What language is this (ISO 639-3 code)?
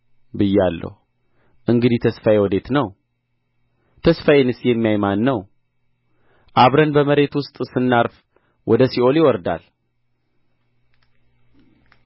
amh